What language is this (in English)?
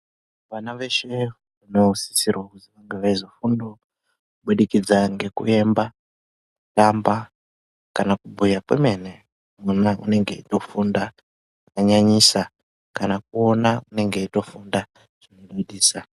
Ndau